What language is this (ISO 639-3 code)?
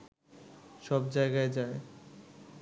ben